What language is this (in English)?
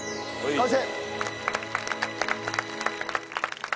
Japanese